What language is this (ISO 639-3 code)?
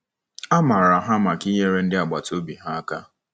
ibo